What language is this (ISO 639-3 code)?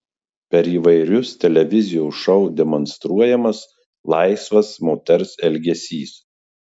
lit